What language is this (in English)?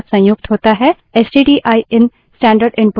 Hindi